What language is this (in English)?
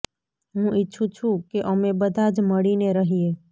Gujarati